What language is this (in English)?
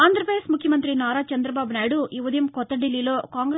Telugu